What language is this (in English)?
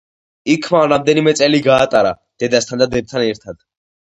Georgian